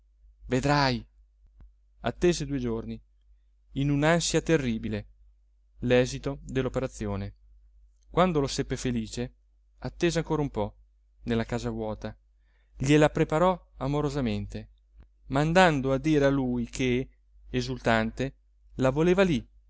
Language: Italian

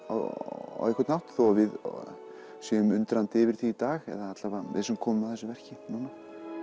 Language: Icelandic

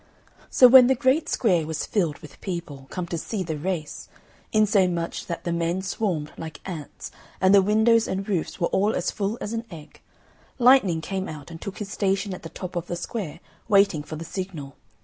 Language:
English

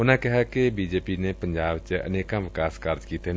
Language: Punjabi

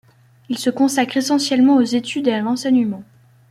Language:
French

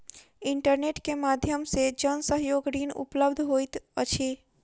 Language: Maithili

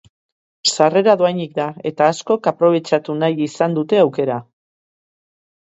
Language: Basque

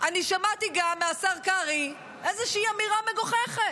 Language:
Hebrew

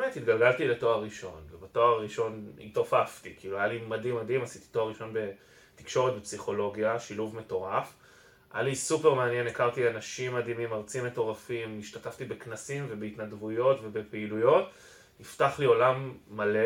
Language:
Hebrew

